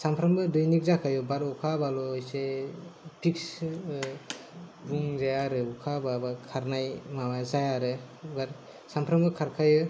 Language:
Bodo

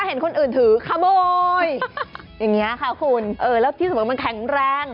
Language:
Thai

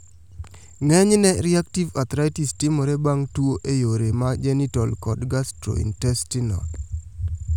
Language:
Luo (Kenya and Tanzania)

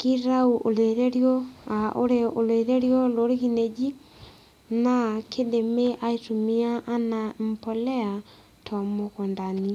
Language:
Masai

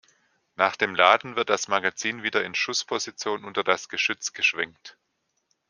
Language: German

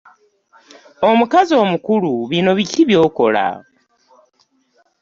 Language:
Ganda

